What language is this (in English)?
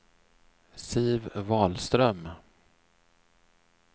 Swedish